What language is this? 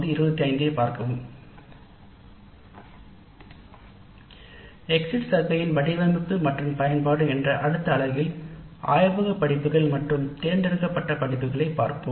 Tamil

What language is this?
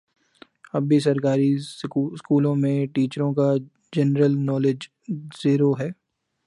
Urdu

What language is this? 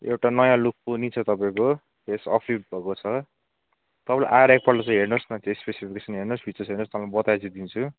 Nepali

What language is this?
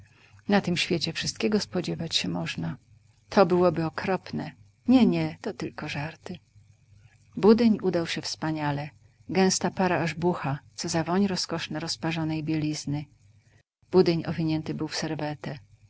Polish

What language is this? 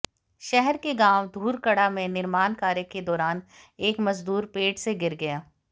Hindi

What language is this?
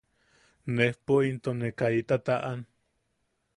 Yaqui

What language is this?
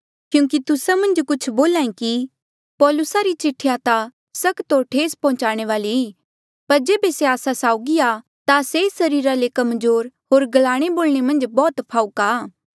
Mandeali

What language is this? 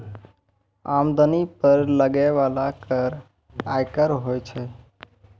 Maithili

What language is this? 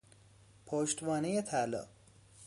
Persian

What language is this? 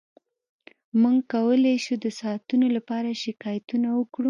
Pashto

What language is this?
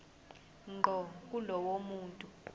Zulu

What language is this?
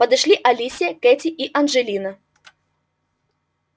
Russian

